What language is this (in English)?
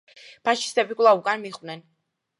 Georgian